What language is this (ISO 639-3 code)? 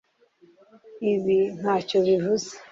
kin